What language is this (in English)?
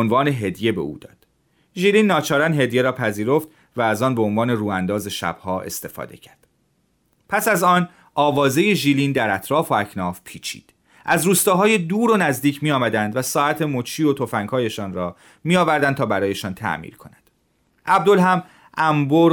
Persian